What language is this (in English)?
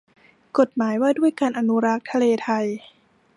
Thai